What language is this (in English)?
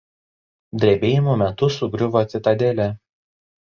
Lithuanian